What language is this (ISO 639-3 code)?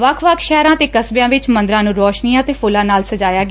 pan